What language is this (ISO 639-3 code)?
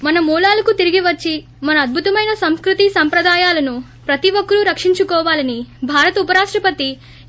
tel